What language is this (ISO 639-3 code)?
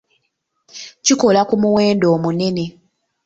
lug